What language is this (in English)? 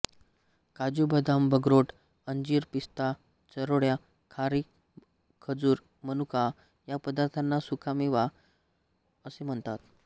Marathi